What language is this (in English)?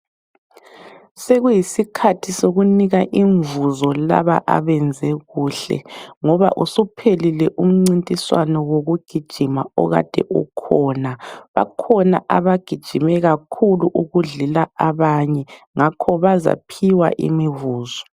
North Ndebele